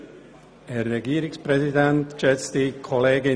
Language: Swiss German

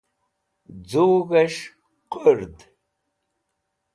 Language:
Wakhi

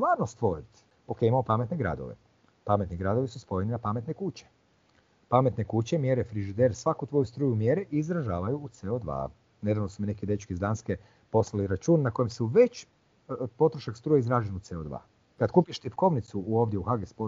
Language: Croatian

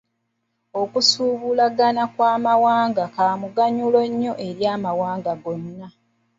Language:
Ganda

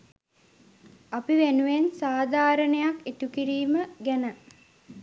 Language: Sinhala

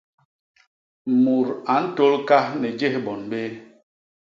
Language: Basaa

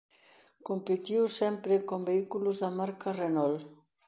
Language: Galician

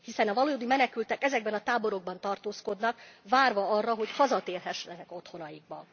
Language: Hungarian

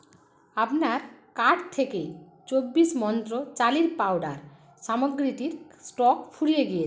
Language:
Bangla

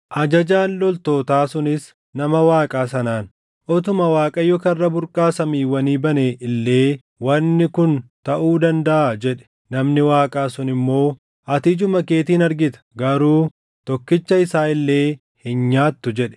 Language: Oromo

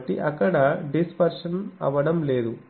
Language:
Telugu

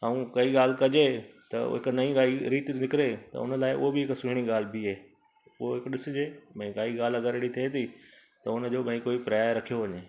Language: Sindhi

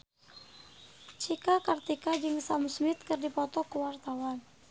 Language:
Sundanese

